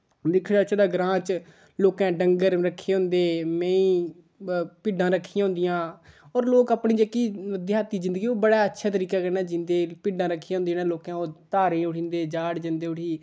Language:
Dogri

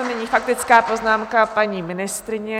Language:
Czech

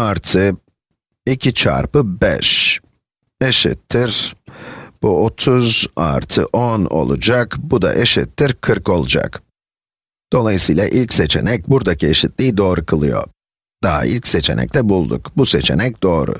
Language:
Turkish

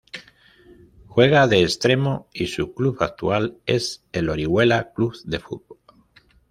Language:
Spanish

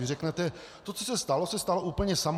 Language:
Czech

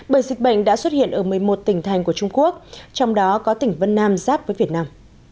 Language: Vietnamese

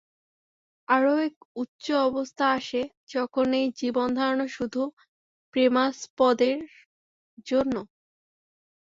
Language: Bangla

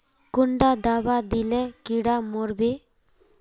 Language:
Magahi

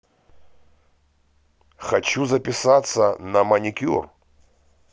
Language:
Russian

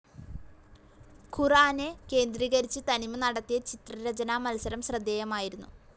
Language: Malayalam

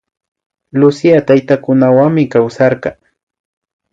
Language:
Imbabura Highland Quichua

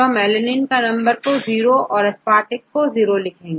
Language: Hindi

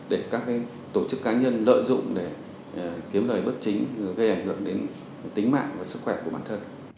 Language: Vietnamese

